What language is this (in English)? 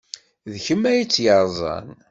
Kabyle